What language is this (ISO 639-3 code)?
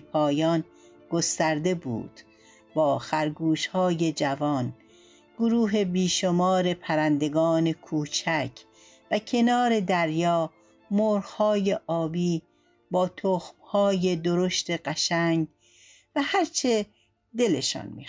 fas